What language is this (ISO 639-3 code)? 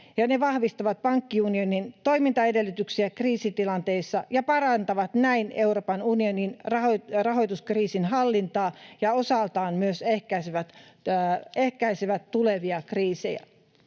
fin